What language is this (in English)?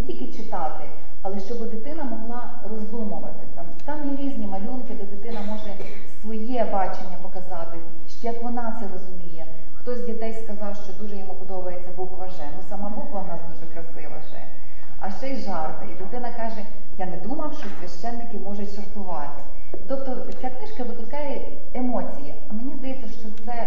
Ukrainian